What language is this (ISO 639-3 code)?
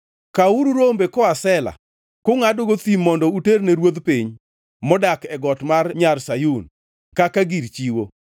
luo